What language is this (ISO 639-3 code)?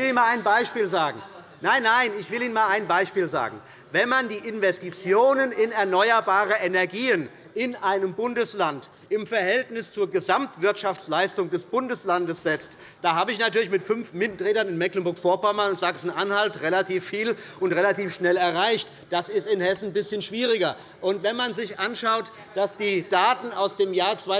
deu